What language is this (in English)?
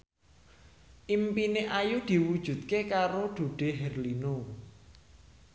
Javanese